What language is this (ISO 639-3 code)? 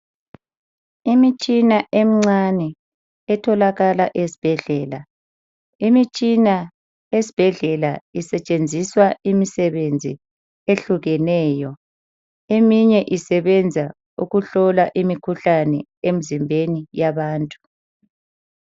nde